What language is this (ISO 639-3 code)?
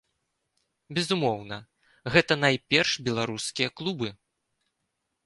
bel